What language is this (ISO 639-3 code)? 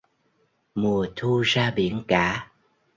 vie